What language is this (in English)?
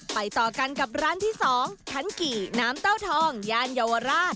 Thai